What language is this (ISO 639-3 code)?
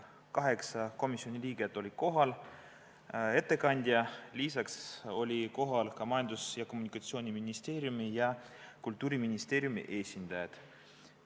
est